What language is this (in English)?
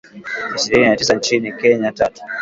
Swahili